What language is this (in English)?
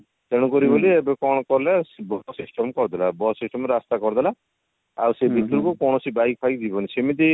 Odia